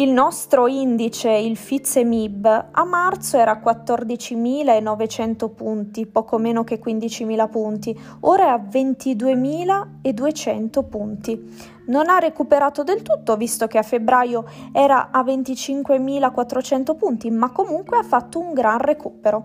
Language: Italian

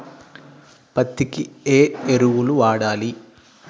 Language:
Telugu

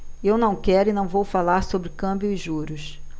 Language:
Portuguese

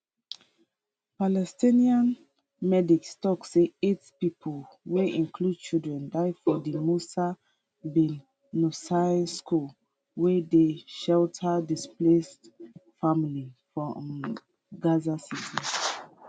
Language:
Nigerian Pidgin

